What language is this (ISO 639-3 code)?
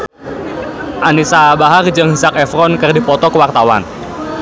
sun